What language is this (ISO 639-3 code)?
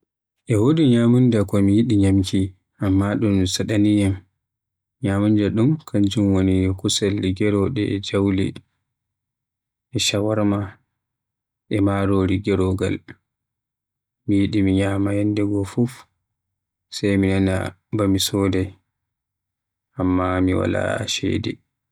fuh